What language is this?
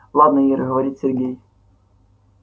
Russian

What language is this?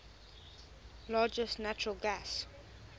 English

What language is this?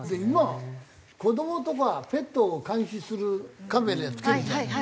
Japanese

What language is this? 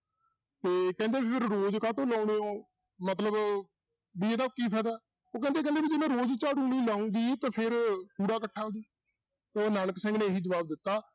Punjabi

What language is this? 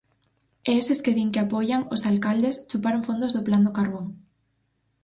Galician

